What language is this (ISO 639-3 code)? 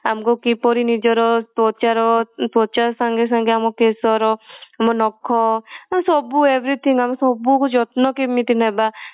ori